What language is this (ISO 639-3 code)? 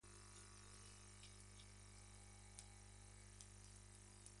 spa